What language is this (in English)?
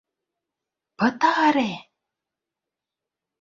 Mari